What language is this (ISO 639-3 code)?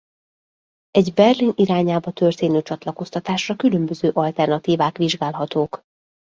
hun